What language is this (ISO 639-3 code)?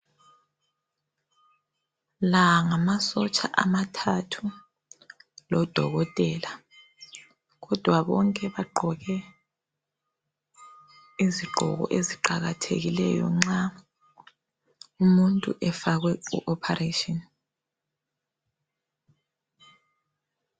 nde